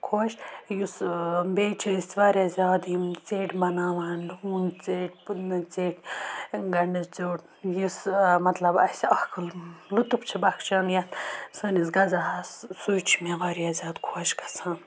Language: Kashmiri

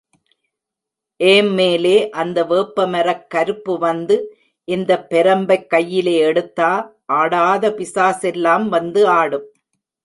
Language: Tamil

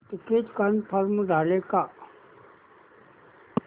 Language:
Marathi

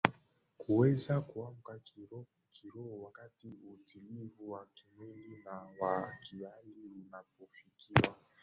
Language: Swahili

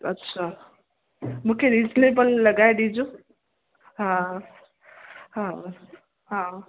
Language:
Sindhi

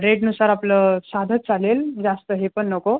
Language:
Marathi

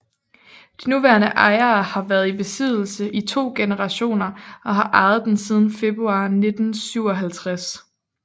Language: Danish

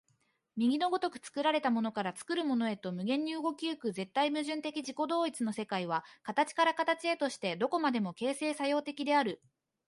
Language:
Japanese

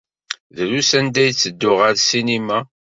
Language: Kabyle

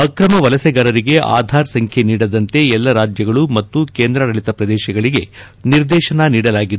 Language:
Kannada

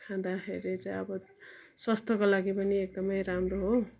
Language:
Nepali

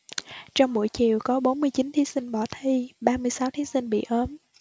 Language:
Vietnamese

